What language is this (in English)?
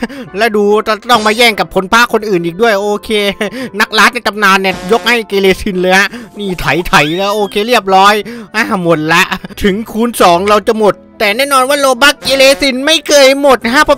Thai